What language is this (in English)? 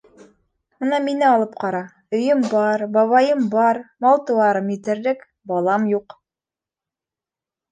Bashkir